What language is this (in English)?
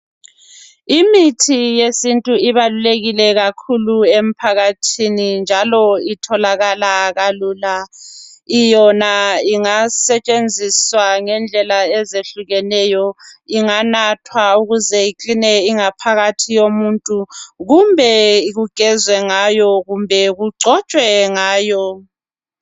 North Ndebele